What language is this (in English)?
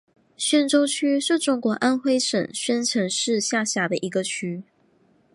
Chinese